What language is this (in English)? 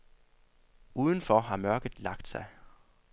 Danish